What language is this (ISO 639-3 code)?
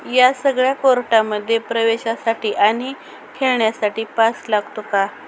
mar